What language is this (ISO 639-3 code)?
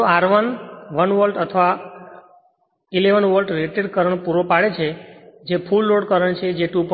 guj